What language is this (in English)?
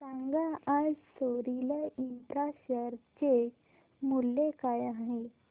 Marathi